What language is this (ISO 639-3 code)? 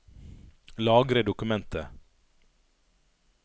nor